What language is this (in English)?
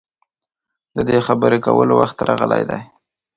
Pashto